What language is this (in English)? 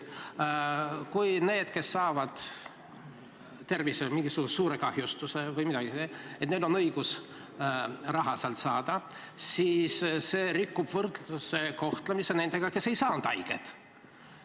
Estonian